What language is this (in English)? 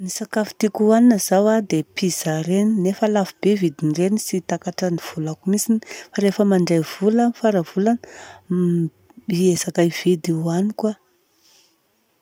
Southern Betsimisaraka Malagasy